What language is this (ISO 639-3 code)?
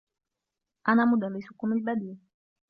ara